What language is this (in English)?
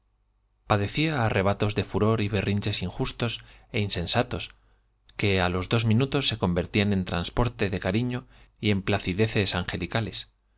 Spanish